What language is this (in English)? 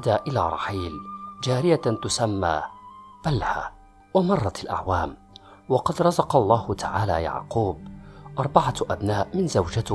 Arabic